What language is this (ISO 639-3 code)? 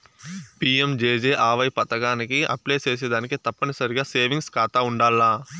tel